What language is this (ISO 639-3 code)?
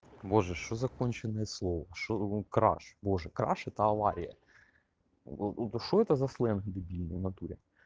rus